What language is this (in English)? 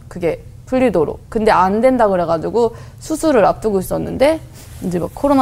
Korean